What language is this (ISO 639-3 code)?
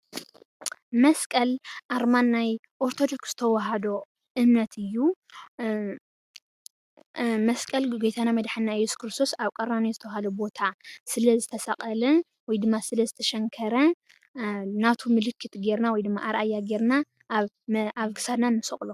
tir